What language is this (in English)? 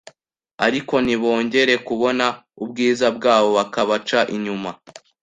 Kinyarwanda